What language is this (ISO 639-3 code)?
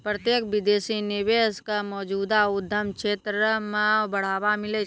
mai